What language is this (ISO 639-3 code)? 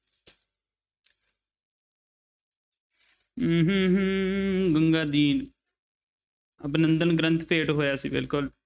pan